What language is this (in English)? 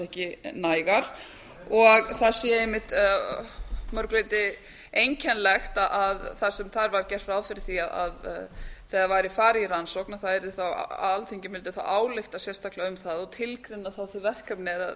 Icelandic